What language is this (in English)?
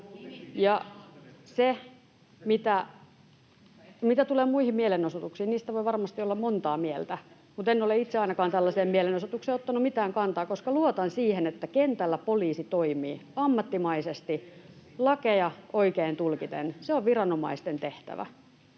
Finnish